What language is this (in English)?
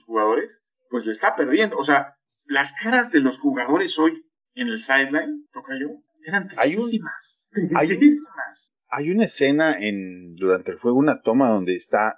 Spanish